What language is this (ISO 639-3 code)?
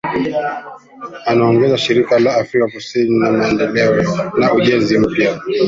swa